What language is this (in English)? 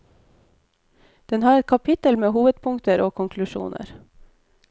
Norwegian